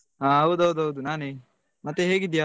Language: Kannada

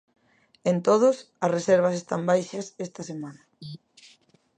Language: Galician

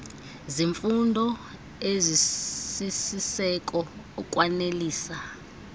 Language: Xhosa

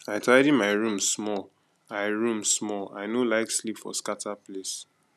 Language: Nigerian Pidgin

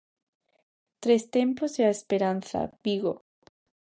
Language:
Galician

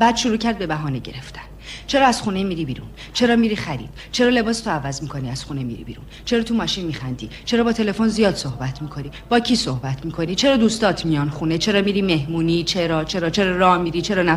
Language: Persian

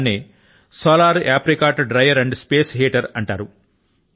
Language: Telugu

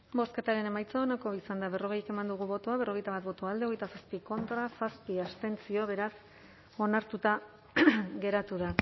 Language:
Basque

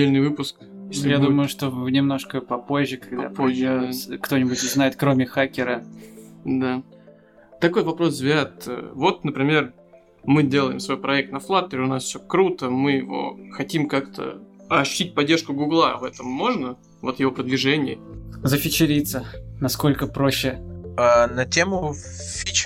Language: Russian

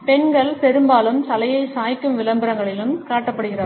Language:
Tamil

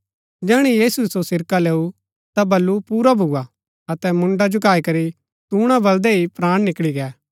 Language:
Gaddi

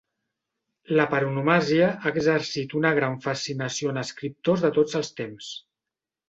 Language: Catalan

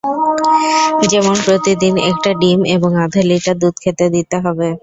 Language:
Bangla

